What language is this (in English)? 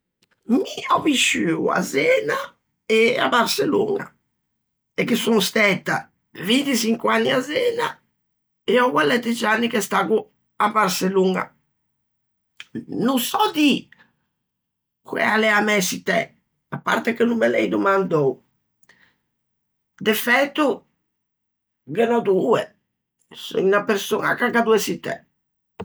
Ligurian